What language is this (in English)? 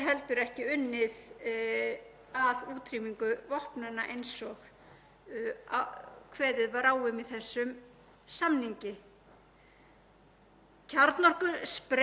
Icelandic